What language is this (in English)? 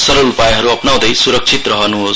Nepali